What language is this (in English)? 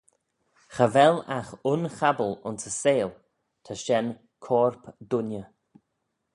Manx